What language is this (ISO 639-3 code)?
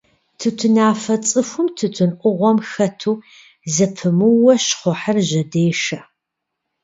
kbd